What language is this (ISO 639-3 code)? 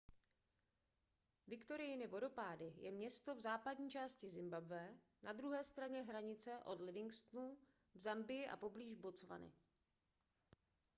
ces